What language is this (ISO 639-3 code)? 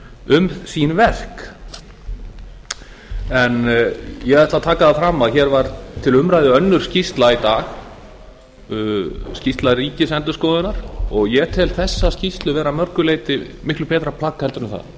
isl